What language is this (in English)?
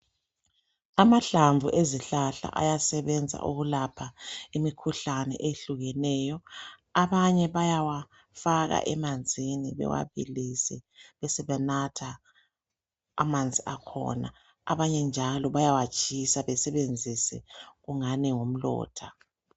North Ndebele